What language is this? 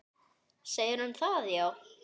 Icelandic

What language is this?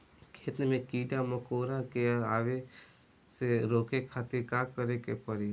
Bhojpuri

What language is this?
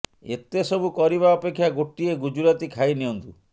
Odia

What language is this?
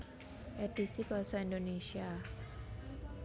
Javanese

